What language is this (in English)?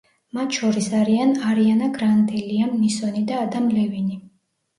Georgian